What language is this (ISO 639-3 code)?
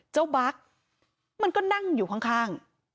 tha